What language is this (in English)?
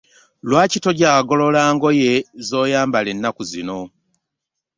Ganda